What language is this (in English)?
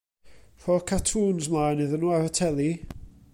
Welsh